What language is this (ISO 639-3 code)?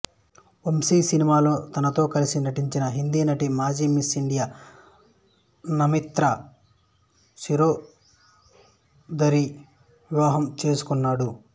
tel